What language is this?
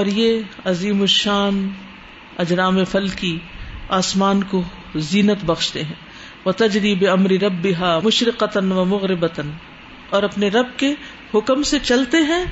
Urdu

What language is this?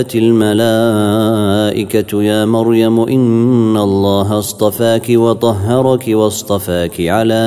Arabic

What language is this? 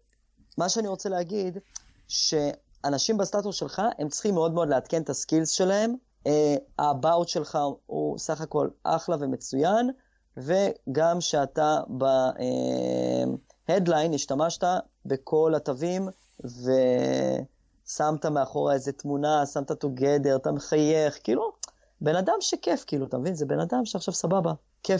Hebrew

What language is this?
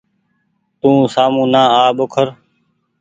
Goaria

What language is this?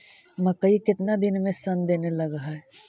Magahi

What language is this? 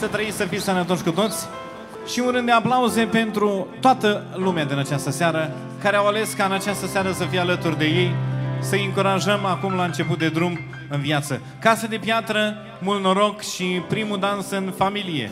Romanian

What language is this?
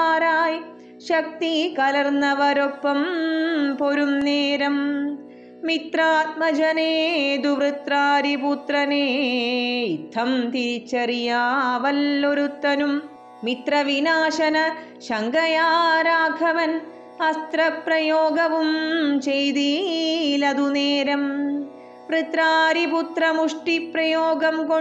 Malayalam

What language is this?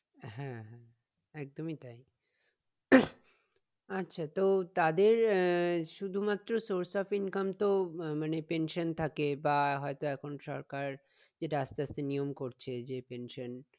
Bangla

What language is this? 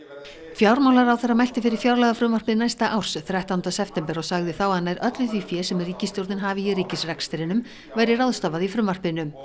Icelandic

